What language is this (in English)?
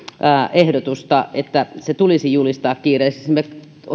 Finnish